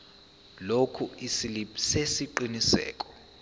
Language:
Zulu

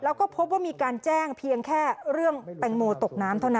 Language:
Thai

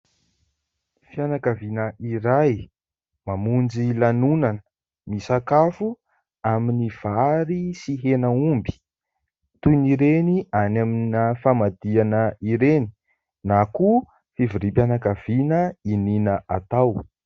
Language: Malagasy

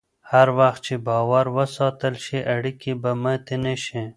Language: Pashto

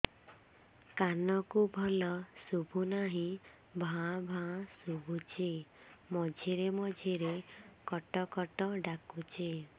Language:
Odia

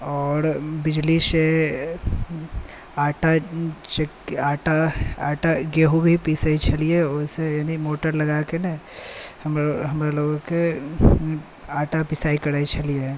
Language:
Maithili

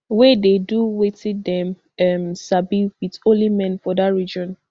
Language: Nigerian Pidgin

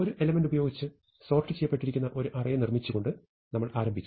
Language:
Malayalam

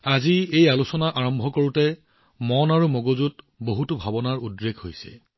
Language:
Assamese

